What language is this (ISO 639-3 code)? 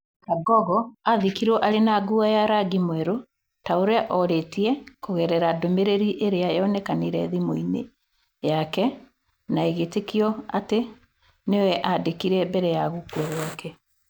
kik